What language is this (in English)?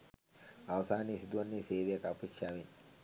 Sinhala